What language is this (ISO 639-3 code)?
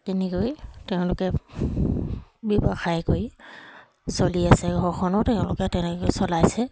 asm